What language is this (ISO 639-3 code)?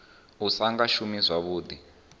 ven